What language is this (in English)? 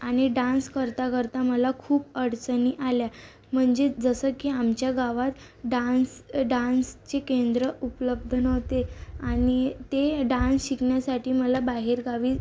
Marathi